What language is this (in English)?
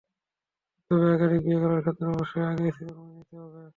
Bangla